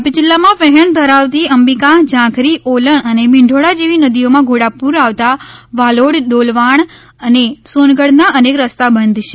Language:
Gujarati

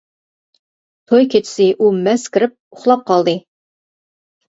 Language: Uyghur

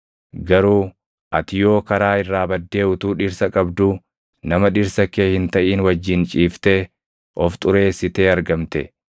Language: Oromo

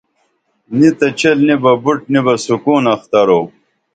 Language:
Dameli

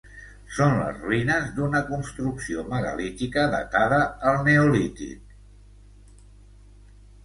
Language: Catalan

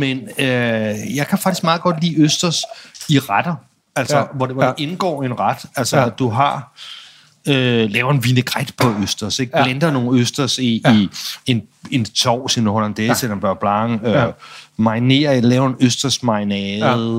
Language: Danish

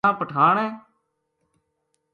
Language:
Gujari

